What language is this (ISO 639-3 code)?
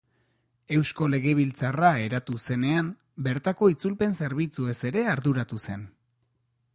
eus